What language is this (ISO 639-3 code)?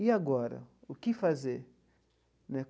por